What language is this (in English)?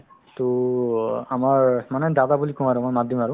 Assamese